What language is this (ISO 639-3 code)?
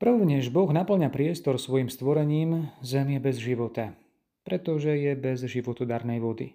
slk